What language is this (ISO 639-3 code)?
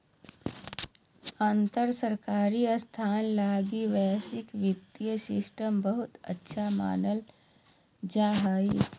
mag